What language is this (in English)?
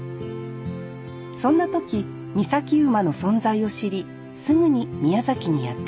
Japanese